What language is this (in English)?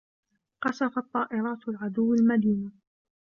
Arabic